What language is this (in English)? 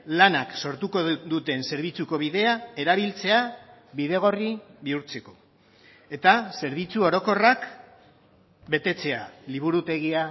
Basque